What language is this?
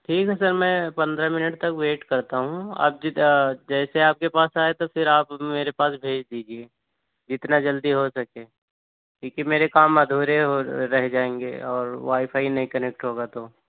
Urdu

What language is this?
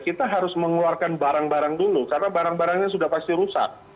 Indonesian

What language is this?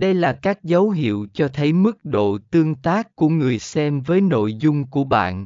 Vietnamese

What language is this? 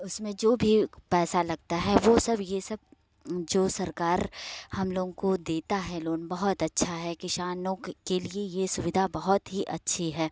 Hindi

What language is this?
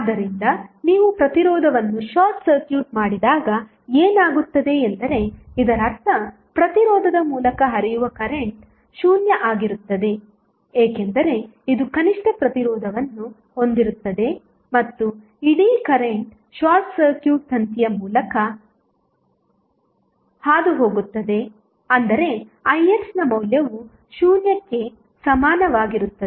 Kannada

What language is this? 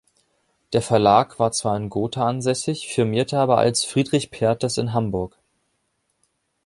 German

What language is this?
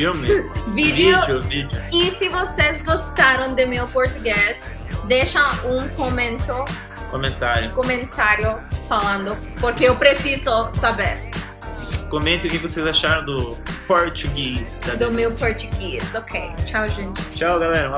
Portuguese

